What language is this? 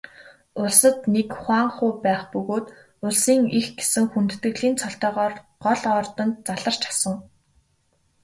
Mongolian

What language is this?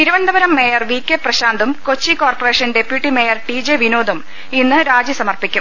Malayalam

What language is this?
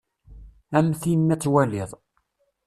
Kabyle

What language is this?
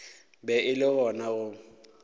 Northern Sotho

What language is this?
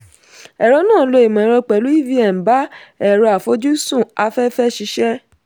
Yoruba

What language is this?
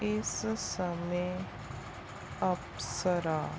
Punjabi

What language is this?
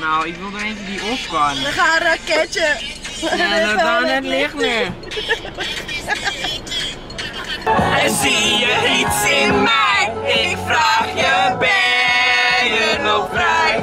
Dutch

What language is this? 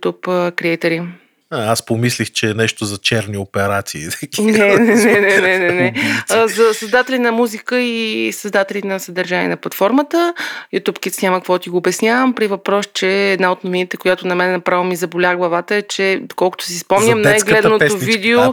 Bulgarian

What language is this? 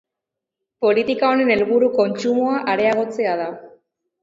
Basque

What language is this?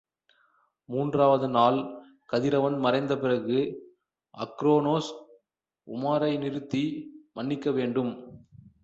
Tamil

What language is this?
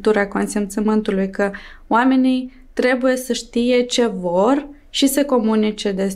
Romanian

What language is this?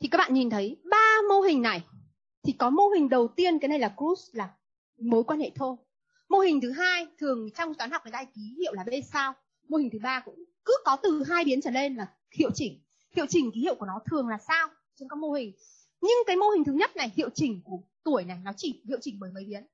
Vietnamese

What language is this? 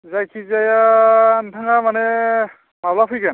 Bodo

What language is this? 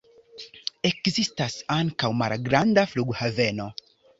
Esperanto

